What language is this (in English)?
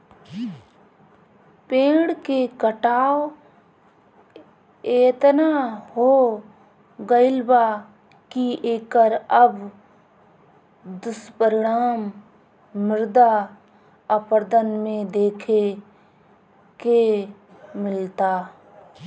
Bhojpuri